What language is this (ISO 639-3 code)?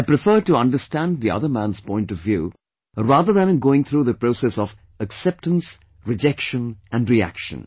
eng